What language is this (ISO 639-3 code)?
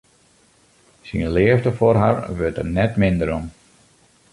fry